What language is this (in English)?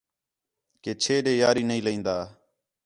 Khetrani